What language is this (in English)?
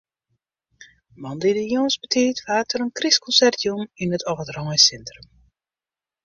Western Frisian